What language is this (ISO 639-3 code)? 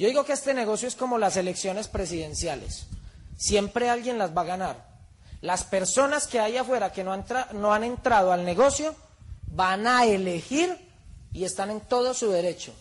spa